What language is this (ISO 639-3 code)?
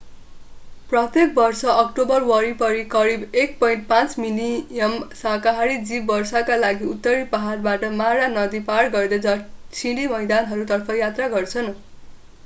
nep